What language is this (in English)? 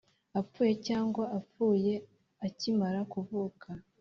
Kinyarwanda